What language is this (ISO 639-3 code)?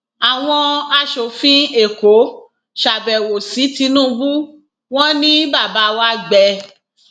yor